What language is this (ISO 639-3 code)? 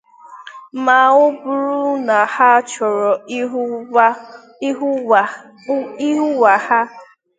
ibo